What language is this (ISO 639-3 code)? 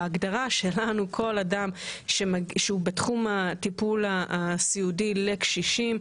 heb